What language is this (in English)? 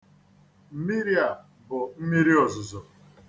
Igbo